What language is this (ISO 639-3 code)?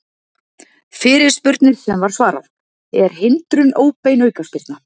isl